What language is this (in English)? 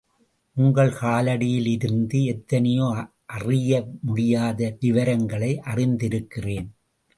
Tamil